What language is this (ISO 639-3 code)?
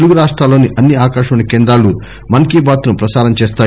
tel